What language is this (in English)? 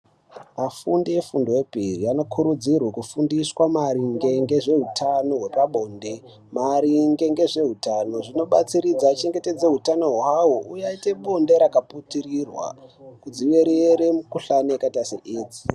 Ndau